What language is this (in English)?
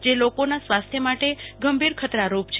Gujarati